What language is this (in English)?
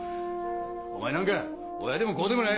Japanese